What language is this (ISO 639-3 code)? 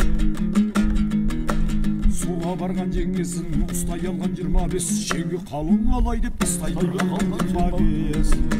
tur